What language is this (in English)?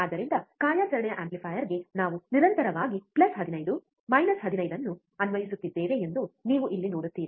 Kannada